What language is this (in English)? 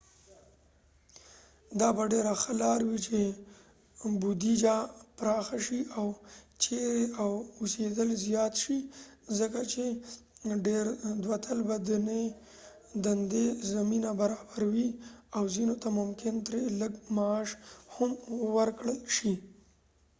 Pashto